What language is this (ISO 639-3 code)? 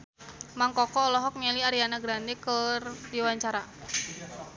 sun